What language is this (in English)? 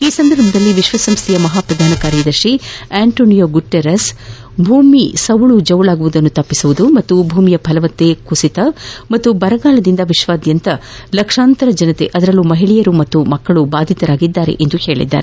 Kannada